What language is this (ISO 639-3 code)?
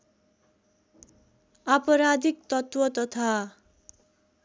nep